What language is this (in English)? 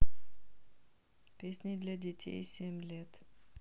Russian